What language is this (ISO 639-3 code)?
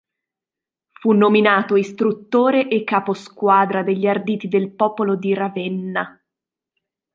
ita